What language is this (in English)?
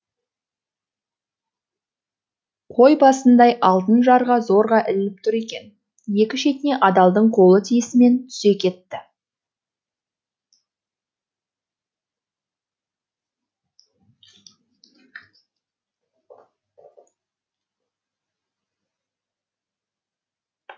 Kazakh